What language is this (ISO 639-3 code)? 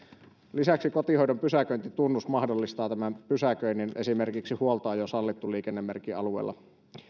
fin